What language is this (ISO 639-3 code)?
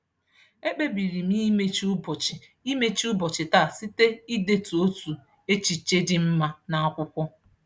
ibo